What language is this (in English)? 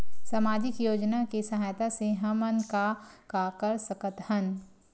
Chhattisgarhi